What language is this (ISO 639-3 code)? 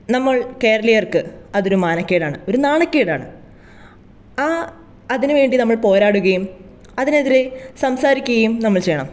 mal